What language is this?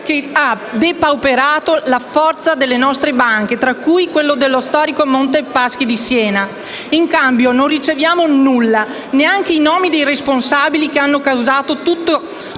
Italian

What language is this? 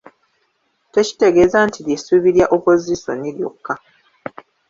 Ganda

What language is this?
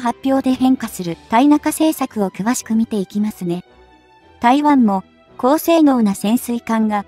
Japanese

